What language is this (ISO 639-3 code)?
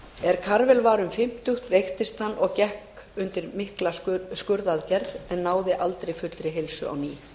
isl